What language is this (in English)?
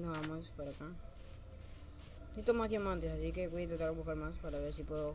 Spanish